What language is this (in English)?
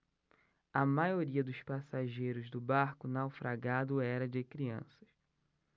Portuguese